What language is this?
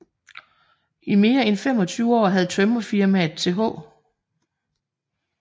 Danish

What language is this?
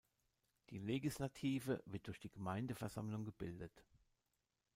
German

